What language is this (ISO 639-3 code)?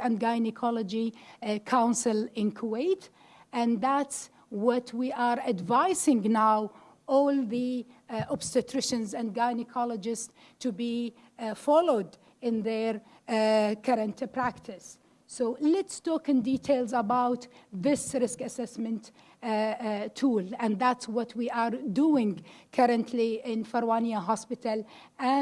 eng